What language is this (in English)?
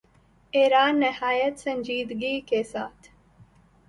Urdu